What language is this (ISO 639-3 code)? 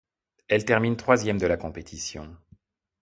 fra